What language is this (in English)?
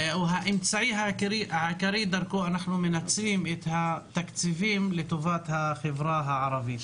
Hebrew